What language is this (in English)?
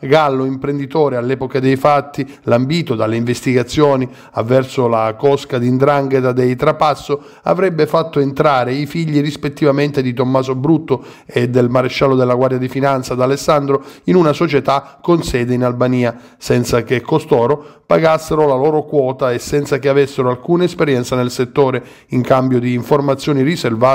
Italian